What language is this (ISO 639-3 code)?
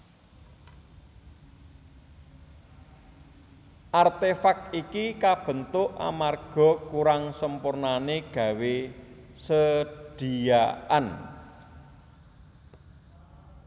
jav